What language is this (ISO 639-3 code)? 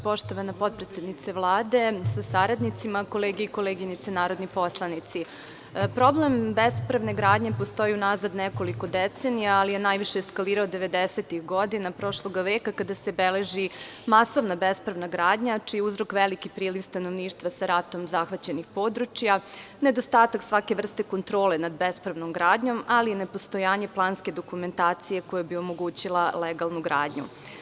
srp